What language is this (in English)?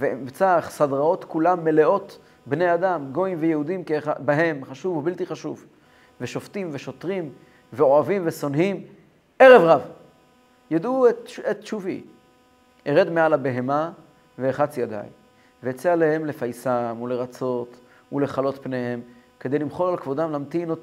Hebrew